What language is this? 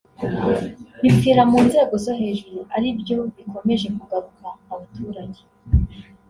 Kinyarwanda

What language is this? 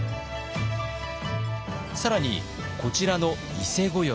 Japanese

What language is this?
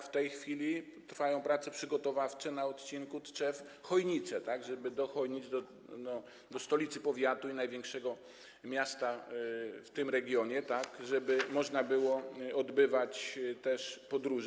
Polish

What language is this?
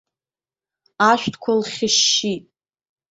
Abkhazian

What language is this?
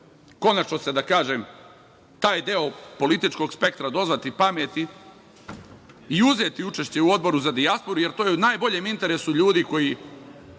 Serbian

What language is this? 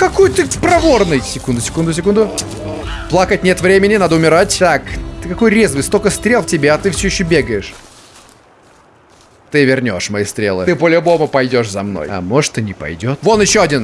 Russian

